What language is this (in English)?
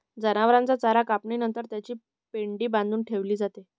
Marathi